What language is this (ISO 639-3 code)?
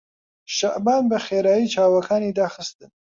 ckb